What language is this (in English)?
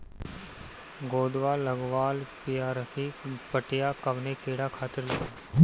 Bhojpuri